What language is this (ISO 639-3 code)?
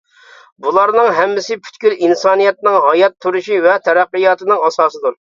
uig